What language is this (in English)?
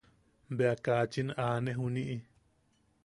Yaqui